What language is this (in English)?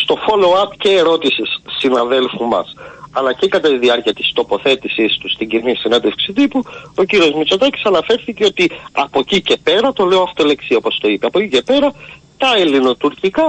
Greek